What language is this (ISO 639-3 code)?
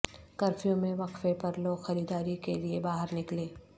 urd